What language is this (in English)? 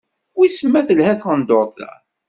Kabyle